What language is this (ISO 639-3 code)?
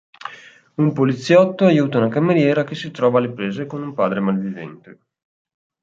ita